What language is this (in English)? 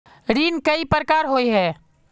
Magahi